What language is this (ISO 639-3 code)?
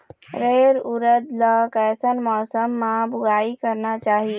hne